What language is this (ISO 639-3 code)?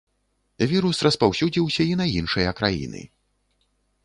bel